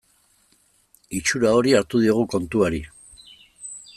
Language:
Basque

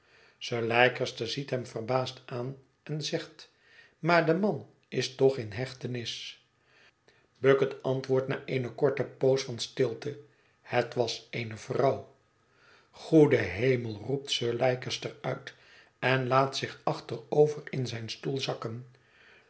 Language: Dutch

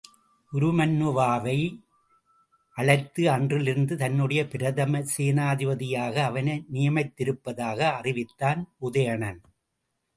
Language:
Tamil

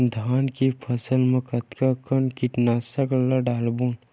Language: Chhattisgarhi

